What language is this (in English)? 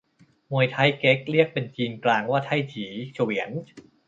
Thai